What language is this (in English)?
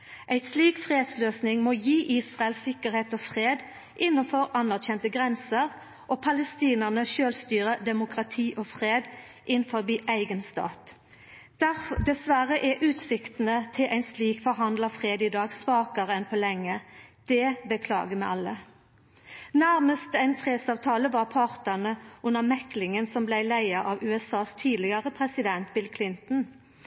Norwegian Nynorsk